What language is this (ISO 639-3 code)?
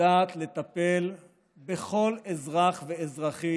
heb